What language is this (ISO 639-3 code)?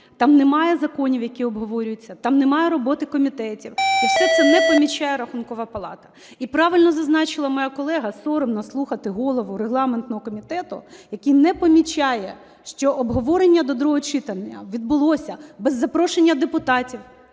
ukr